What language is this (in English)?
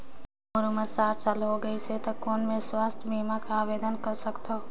Chhattisgarhi